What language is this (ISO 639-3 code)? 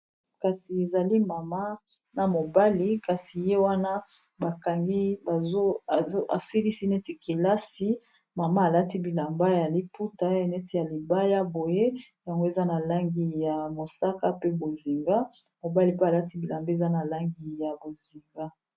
lin